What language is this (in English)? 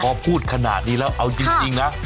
Thai